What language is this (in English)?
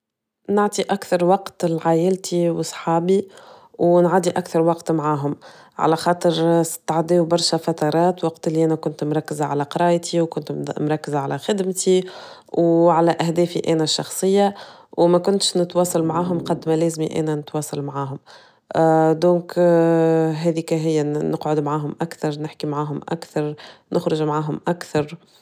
Tunisian Arabic